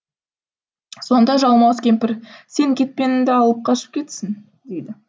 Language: Kazakh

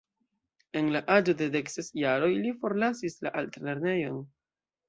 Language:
Esperanto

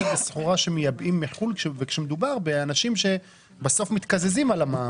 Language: Hebrew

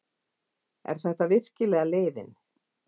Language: Icelandic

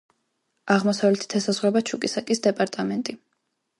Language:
Georgian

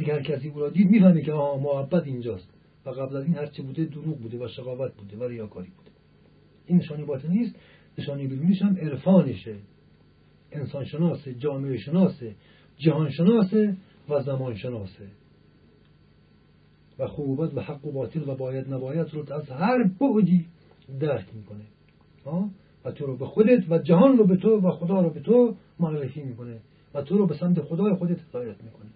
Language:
Persian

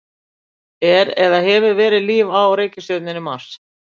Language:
Icelandic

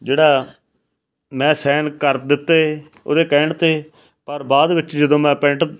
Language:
Punjabi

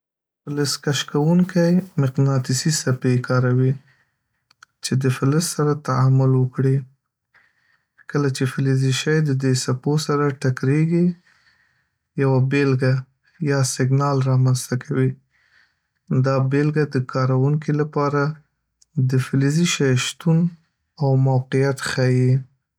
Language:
Pashto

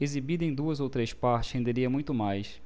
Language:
Portuguese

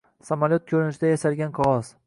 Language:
Uzbek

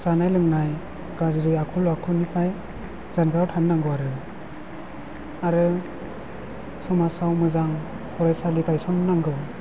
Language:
Bodo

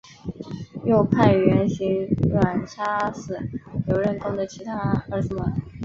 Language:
Chinese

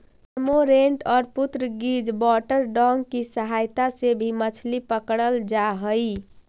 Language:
Magahi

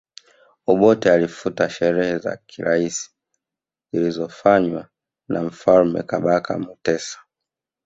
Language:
Swahili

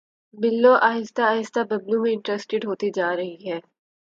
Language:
Urdu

